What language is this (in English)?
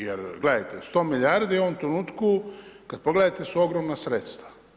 Croatian